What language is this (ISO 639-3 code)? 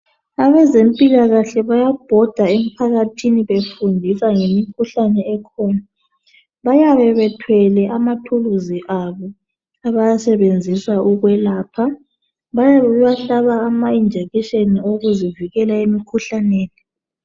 nde